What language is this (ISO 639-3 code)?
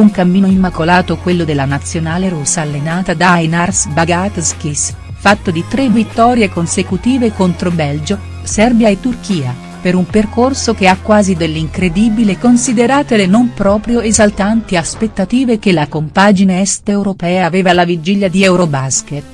ita